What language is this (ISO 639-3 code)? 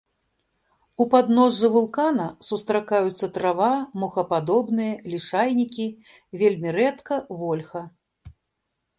bel